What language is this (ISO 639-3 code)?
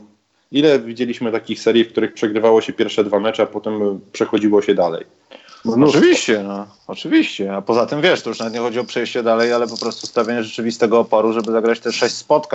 pol